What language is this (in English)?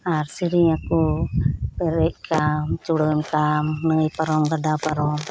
Santali